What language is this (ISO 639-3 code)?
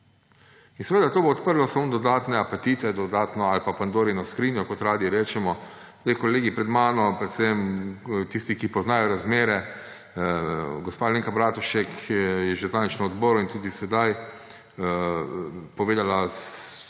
slv